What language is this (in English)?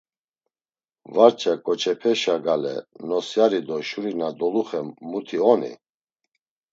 Laz